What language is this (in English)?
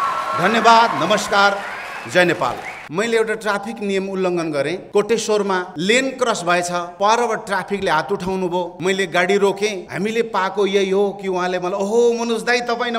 Hindi